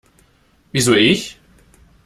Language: German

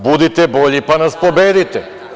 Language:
Serbian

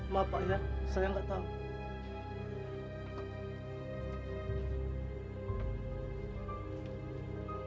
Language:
Indonesian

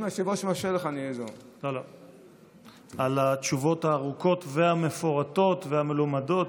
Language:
Hebrew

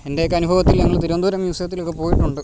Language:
Malayalam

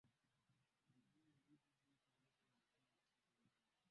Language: Swahili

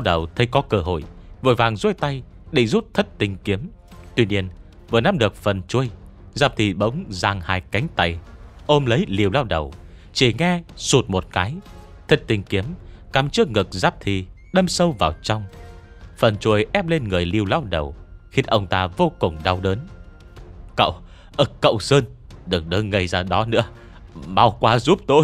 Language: Vietnamese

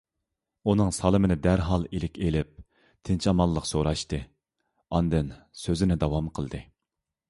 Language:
Uyghur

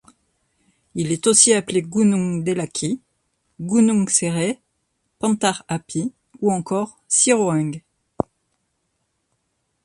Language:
French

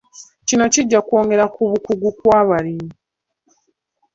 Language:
Ganda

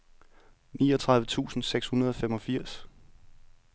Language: Danish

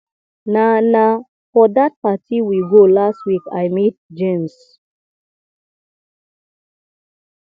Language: Nigerian Pidgin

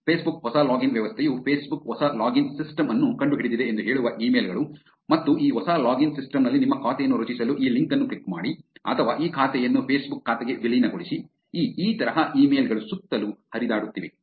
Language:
Kannada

